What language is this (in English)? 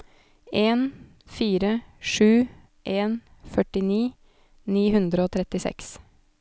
Norwegian